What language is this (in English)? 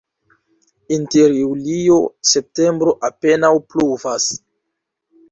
Esperanto